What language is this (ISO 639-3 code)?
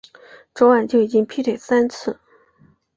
zho